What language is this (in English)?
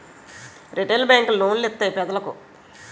Telugu